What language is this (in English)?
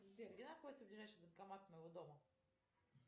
Russian